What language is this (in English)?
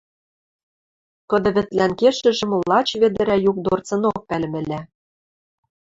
Western Mari